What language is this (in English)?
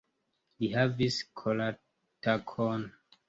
Esperanto